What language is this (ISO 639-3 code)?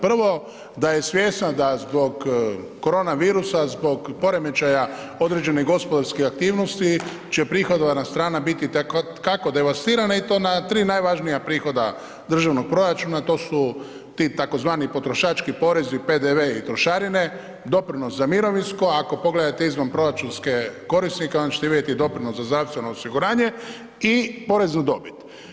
hrv